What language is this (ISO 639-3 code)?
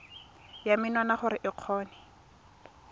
tsn